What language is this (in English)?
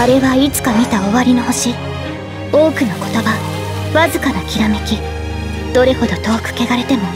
Japanese